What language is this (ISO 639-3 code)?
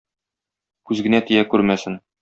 tat